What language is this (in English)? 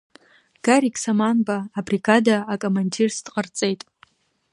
Abkhazian